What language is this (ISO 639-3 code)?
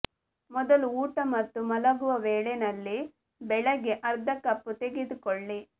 kan